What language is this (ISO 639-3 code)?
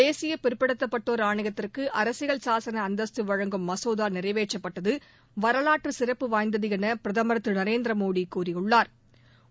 tam